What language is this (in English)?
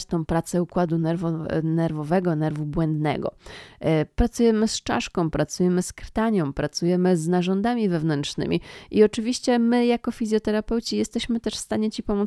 Polish